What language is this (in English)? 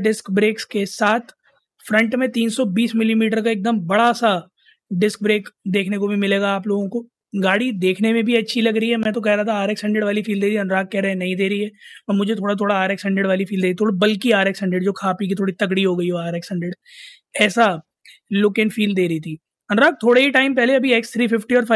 Hindi